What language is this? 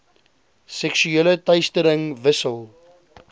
Afrikaans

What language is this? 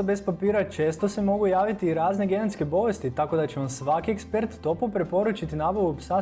Croatian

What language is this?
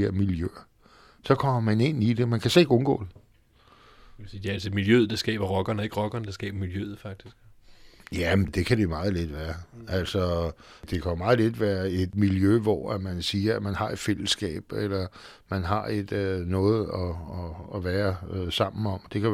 Danish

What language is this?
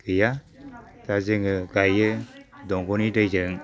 Bodo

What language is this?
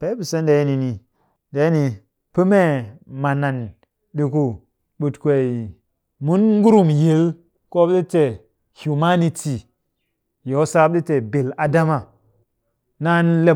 Cakfem-Mushere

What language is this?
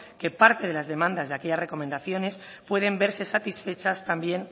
Spanish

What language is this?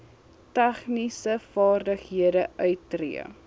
Afrikaans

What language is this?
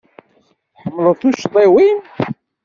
Kabyle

